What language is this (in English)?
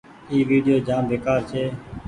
Goaria